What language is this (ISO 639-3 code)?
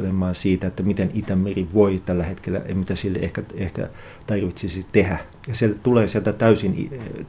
fin